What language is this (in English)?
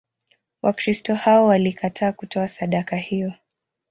Swahili